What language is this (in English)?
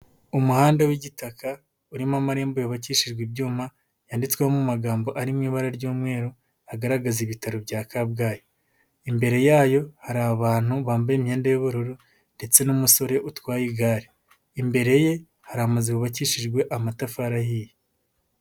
Kinyarwanda